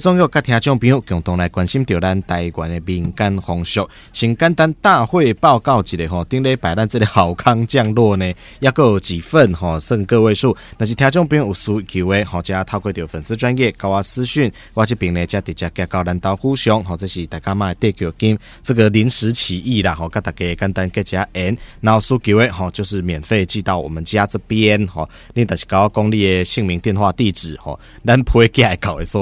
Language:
Chinese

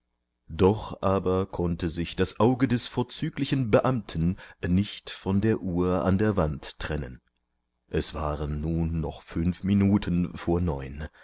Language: German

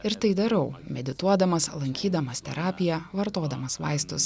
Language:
Lithuanian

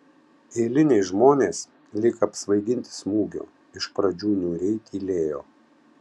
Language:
Lithuanian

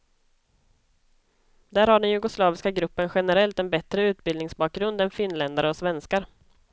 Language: Swedish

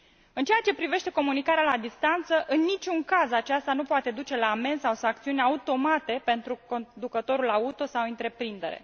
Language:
Romanian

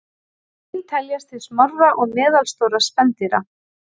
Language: Icelandic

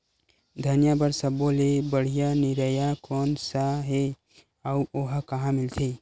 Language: Chhattisgarhi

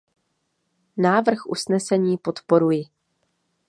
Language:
Czech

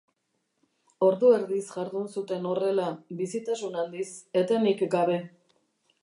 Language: Basque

